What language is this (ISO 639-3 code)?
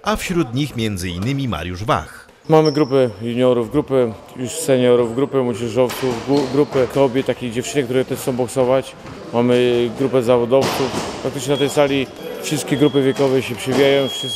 pol